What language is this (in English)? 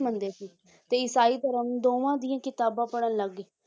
Punjabi